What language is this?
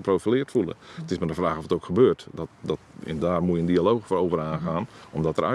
Dutch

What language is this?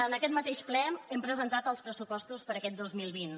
Catalan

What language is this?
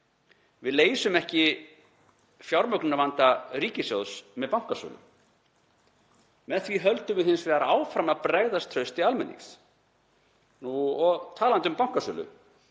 Icelandic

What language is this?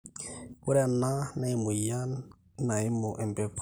Masai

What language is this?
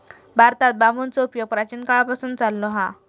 Marathi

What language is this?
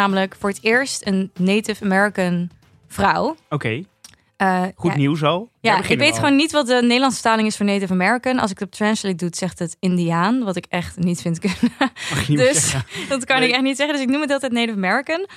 Dutch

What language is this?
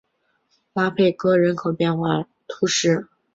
Chinese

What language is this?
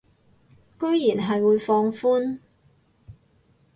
Cantonese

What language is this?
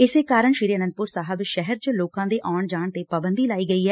Punjabi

